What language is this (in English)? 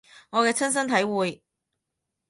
Cantonese